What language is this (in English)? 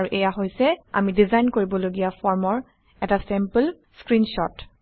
Assamese